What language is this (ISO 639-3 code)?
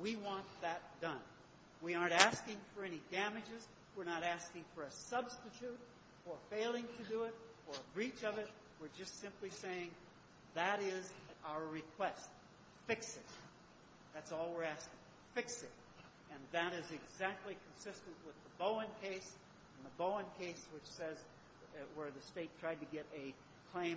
eng